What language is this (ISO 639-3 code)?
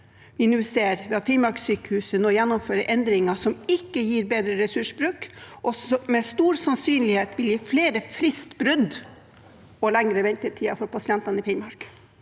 nor